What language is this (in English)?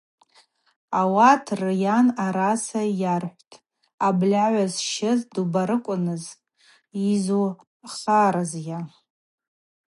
Abaza